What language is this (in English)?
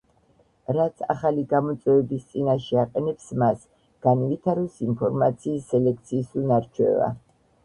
Georgian